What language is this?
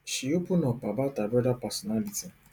Nigerian Pidgin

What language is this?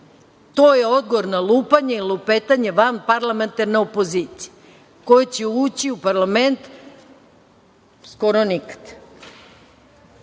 Serbian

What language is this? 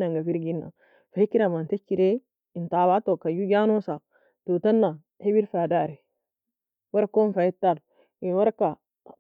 Nobiin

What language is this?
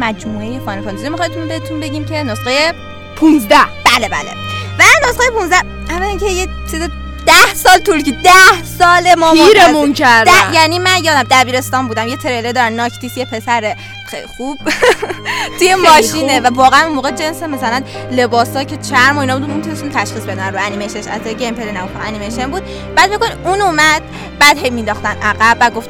Persian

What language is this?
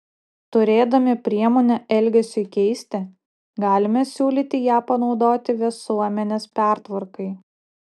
Lithuanian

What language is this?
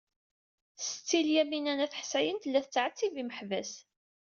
Kabyle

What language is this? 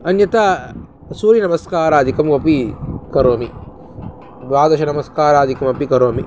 Sanskrit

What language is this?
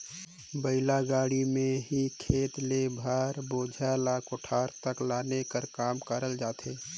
Chhattisgarhi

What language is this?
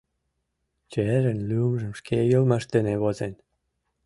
Mari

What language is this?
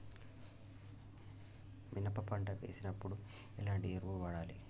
Telugu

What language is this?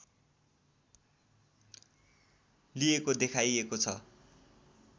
Nepali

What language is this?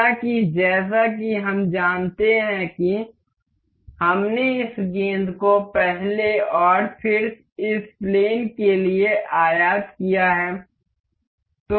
Hindi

